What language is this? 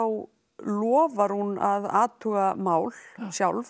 Icelandic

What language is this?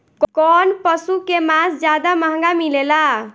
Bhojpuri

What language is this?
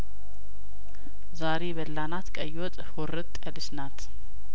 Amharic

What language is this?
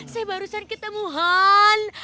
Indonesian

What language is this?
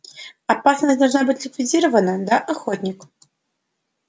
Russian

